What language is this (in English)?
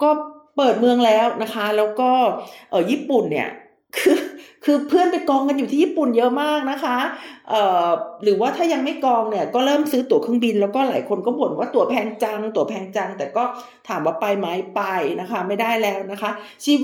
Thai